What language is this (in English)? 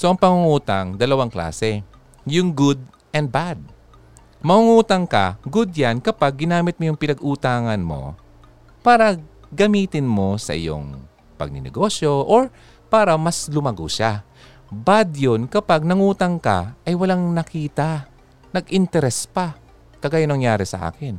Filipino